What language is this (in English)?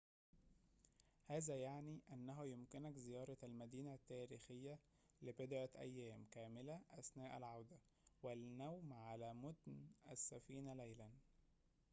Arabic